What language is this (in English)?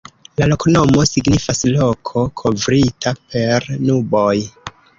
Esperanto